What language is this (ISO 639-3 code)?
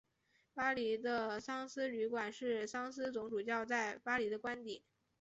zho